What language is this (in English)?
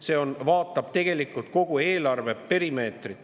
Estonian